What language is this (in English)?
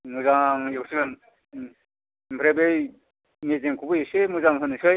Bodo